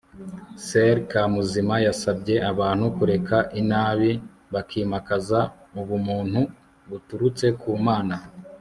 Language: Kinyarwanda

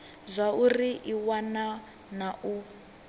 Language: Venda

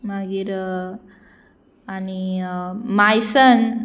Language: Konkani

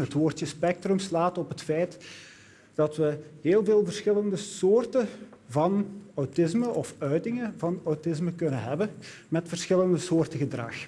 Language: Dutch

